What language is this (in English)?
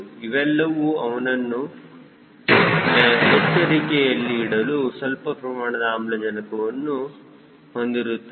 Kannada